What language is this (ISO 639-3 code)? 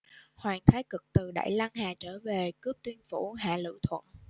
vie